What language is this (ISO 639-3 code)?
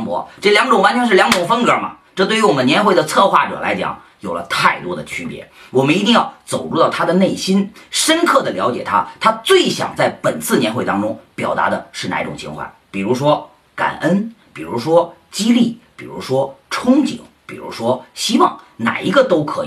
zho